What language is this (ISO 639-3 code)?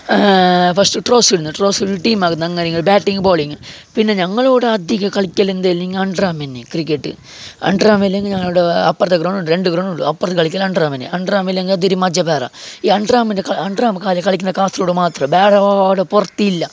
mal